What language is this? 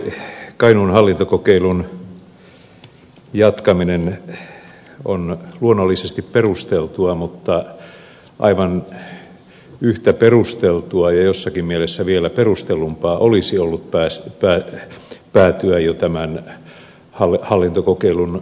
Finnish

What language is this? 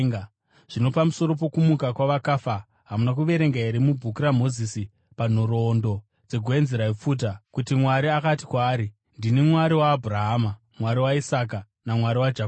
Shona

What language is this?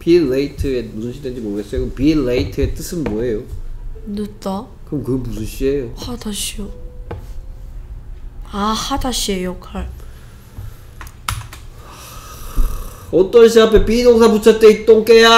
Korean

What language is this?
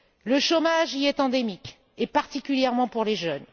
French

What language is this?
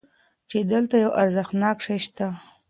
Pashto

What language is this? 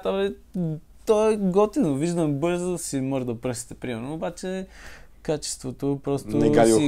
Bulgarian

